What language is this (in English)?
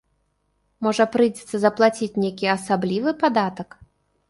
Belarusian